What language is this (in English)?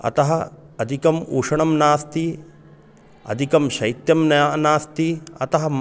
Sanskrit